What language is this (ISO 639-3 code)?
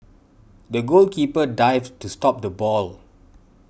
eng